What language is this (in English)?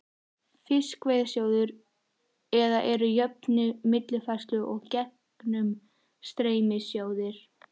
Icelandic